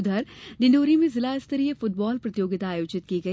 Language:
Hindi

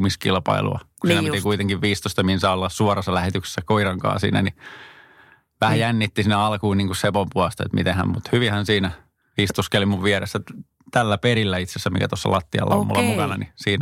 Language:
Finnish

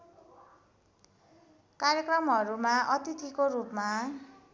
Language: Nepali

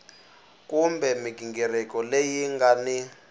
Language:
Tsonga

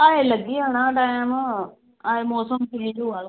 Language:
Dogri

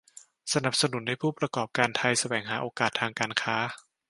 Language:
Thai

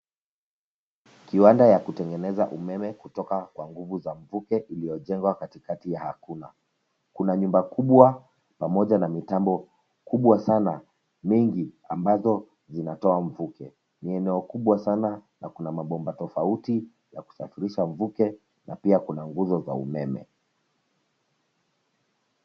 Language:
Swahili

